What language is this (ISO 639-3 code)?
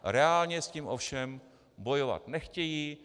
ces